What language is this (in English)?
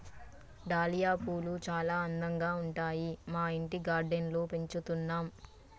Telugu